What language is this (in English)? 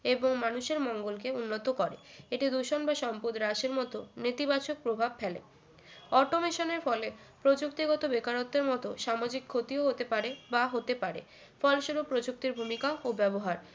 Bangla